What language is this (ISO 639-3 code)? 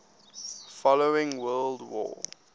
eng